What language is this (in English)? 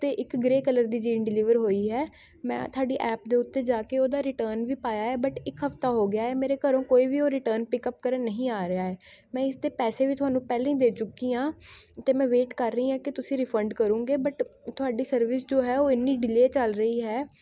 Punjabi